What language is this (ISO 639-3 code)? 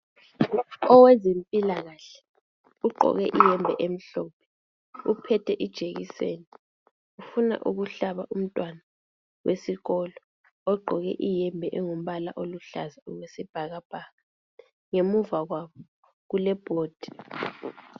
nde